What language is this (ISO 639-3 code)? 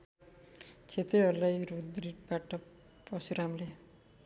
nep